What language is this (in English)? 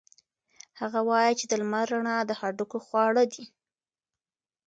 Pashto